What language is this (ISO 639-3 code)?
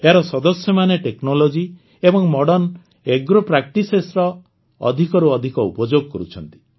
ori